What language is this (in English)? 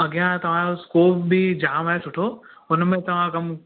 Sindhi